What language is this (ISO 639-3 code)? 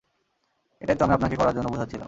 ben